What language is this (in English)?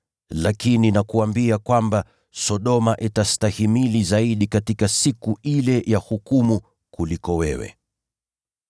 Swahili